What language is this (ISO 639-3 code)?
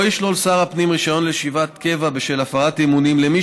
heb